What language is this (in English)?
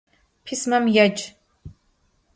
Adyghe